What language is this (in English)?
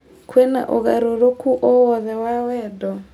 Kikuyu